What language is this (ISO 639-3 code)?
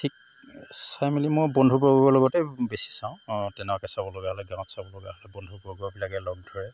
asm